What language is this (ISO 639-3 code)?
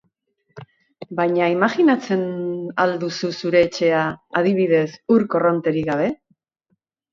eus